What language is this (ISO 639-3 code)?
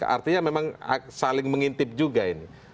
ind